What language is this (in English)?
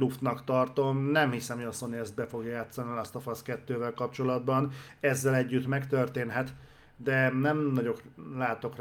Hungarian